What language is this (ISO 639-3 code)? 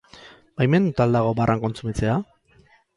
eus